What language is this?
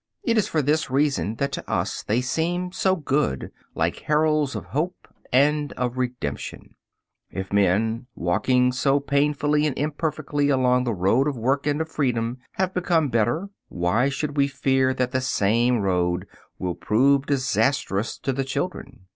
English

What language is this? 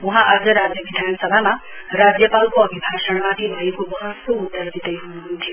Nepali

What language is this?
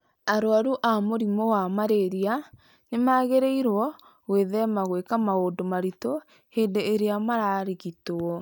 Kikuyu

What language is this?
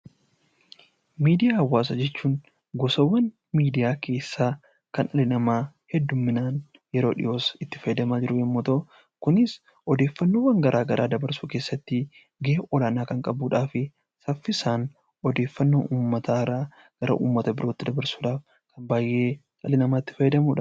Oromo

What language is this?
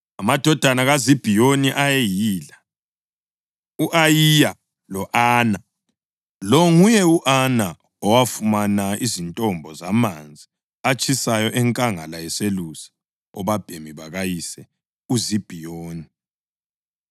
North Ndebele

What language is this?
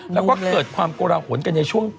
Thai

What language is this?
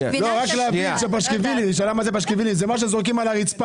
Hebrew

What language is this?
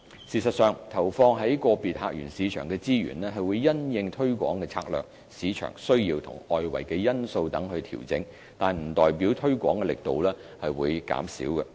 Cantonese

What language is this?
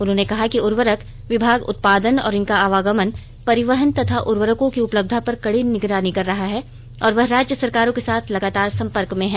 Hindi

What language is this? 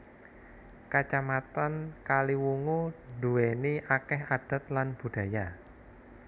Javanese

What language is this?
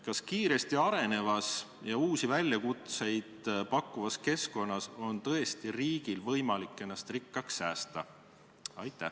Estonian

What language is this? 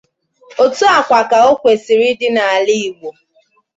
Igbo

